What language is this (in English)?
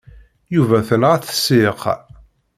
Kabyle